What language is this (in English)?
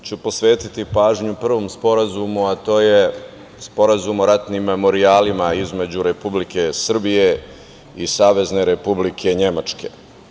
Serbian